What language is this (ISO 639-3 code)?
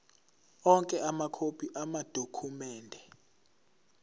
zul